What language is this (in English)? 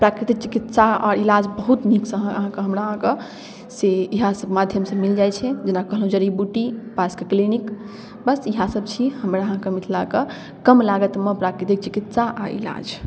Maithili